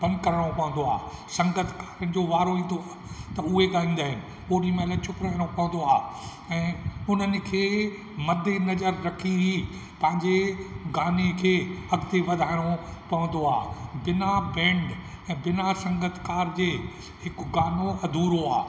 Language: Sindhi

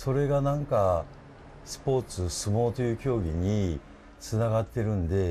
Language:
Japanese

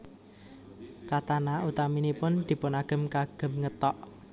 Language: Javanese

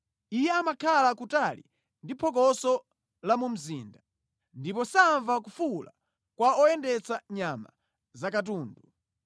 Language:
Nyanja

